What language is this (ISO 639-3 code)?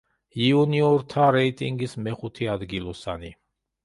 kat